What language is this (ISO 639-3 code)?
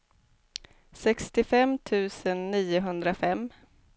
swe